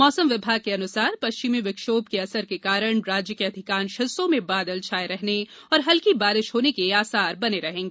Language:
Hindi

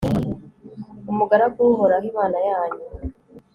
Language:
Kinyarwanda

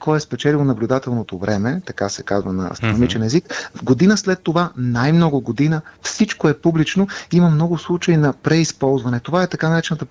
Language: Bulgarian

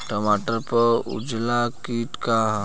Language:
Bhojpuri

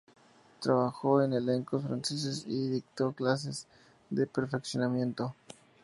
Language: Spanish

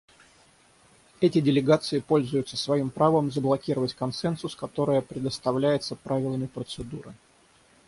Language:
Russian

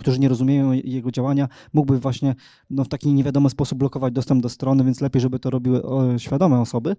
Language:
Polish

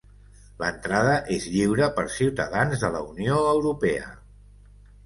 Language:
Catalan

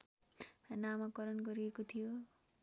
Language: Nepali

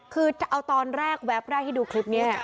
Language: Thai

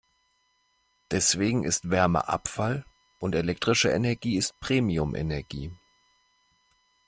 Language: German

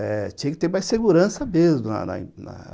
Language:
Portuguese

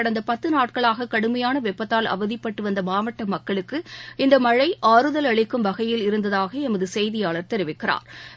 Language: Tamil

